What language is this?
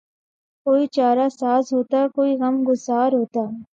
Urdu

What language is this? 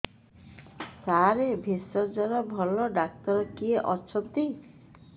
Odia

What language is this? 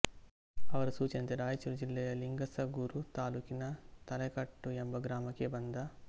Kannada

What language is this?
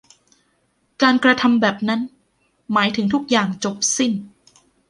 Thai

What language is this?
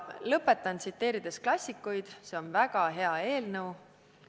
Estonian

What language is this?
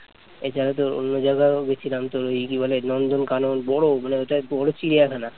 Bangla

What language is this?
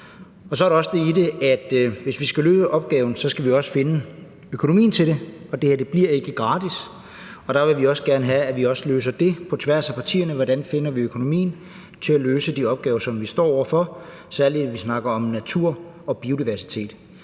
Danish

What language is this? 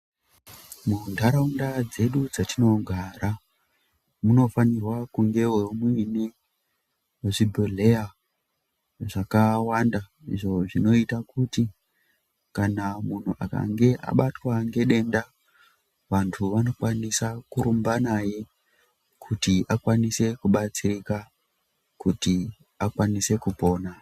Ndau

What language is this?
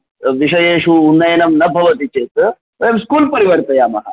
Sanskrit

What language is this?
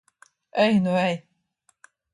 Latvian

